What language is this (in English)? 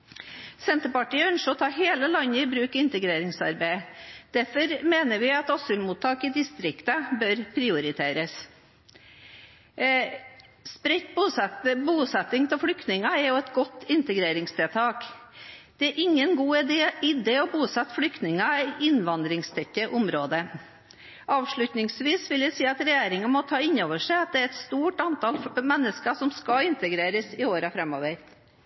Norwegian Bokmål